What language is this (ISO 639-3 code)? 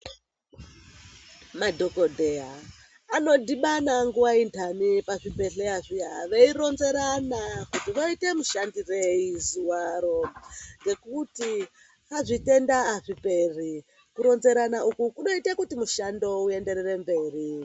ndc